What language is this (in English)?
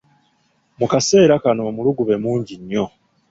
Ganda